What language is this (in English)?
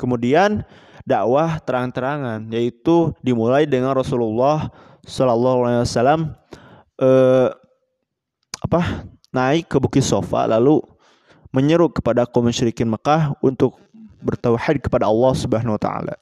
Indonesian